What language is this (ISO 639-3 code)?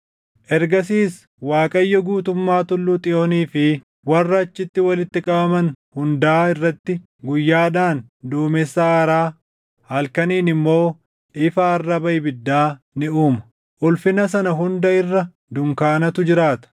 orm